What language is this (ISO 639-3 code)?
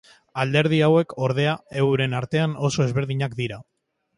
eus